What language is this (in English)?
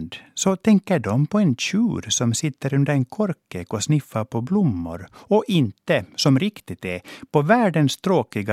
Swedish